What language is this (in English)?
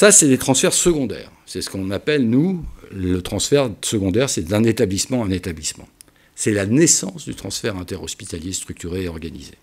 French